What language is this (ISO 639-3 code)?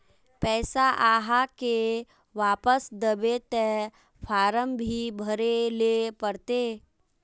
mag